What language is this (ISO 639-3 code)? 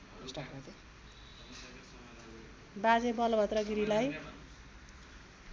nep